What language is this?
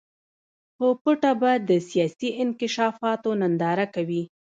Pashto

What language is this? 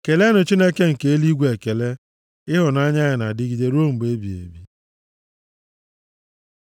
Igbo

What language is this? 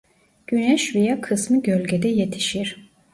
Turkish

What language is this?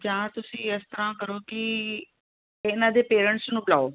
Punjabi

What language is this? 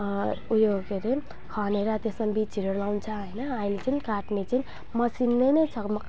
Nepali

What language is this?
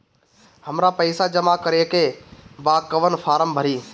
Bhojpuri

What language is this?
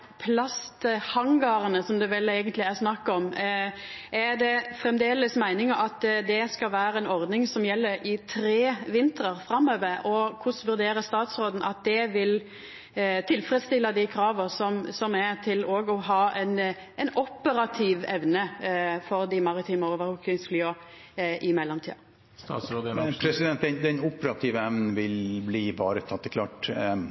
Norwegian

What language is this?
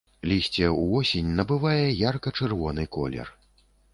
Belarusian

